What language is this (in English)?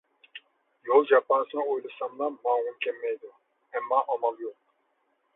Uyghur